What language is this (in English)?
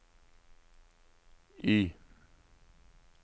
Norwegian